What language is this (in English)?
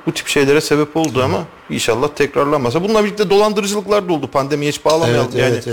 Turkish